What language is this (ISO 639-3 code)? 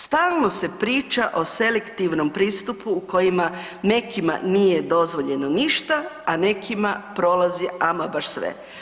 hrv